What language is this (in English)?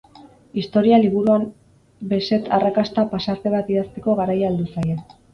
Basque